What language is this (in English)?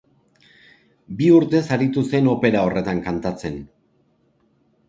Basque